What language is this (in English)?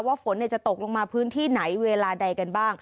Thai